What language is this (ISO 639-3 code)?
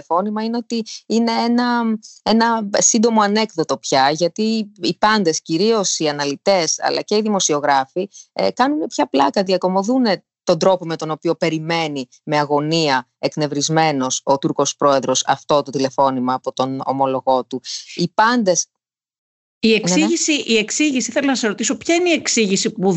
ell